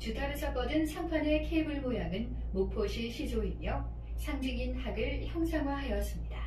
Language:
Korean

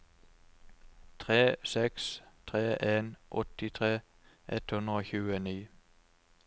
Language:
Norwegian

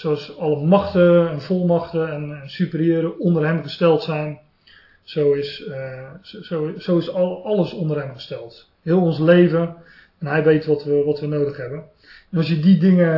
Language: Dutch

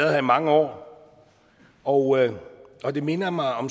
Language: Danish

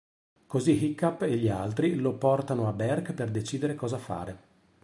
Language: Italian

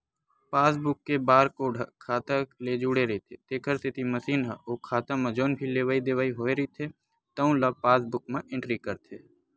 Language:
Chhattisgarhi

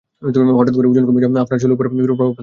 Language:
Bangla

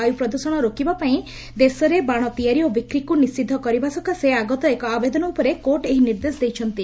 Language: Odia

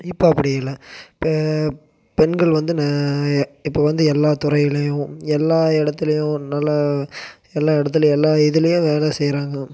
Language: Tamil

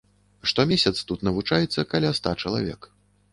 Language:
Belarusian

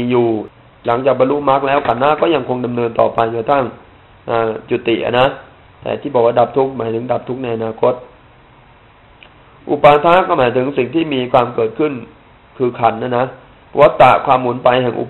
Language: Thai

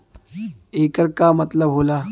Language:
Bhojpuri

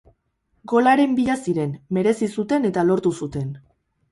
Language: Basque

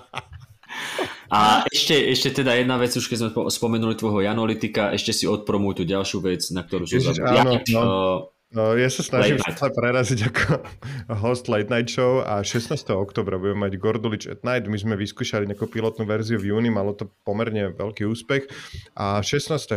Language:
Slovak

